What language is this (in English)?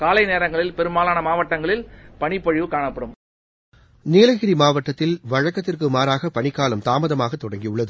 Tamil